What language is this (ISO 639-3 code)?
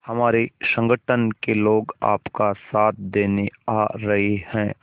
hin